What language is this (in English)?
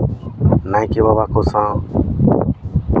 Santali